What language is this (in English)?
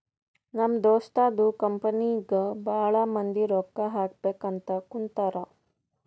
Kannada